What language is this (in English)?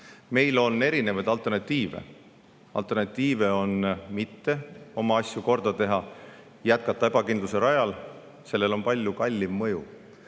Estonian